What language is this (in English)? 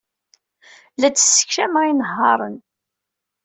Kabyle